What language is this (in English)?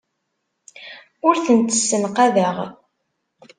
Kabyle